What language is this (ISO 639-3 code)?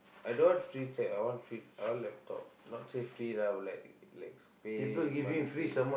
eng